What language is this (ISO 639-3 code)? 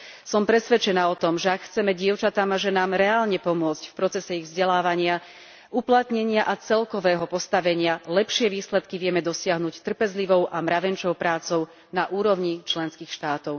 slk